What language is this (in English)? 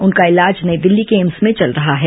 Hindi